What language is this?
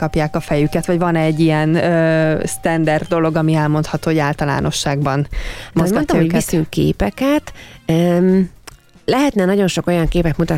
Hungarian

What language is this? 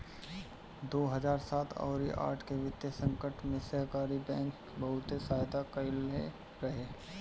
Bhojpuri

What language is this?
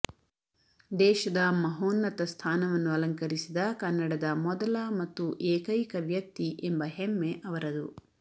Kannada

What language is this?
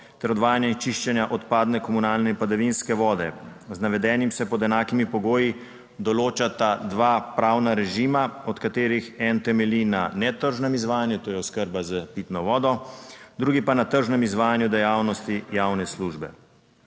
Slovenian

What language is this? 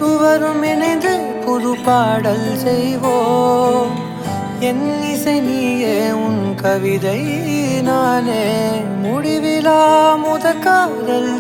Malayalam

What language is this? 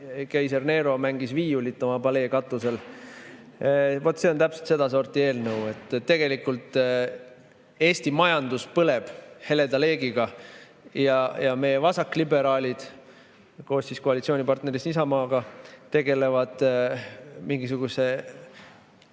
Estonian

